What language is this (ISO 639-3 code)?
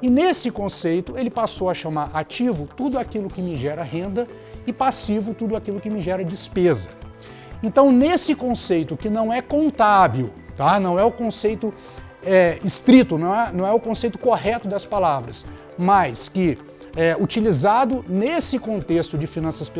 por